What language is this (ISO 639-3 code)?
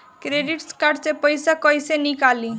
bho